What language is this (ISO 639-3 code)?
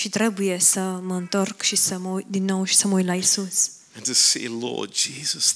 ron